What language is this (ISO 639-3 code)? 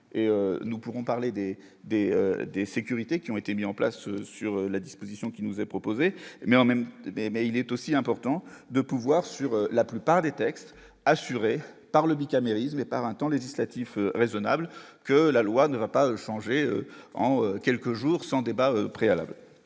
fra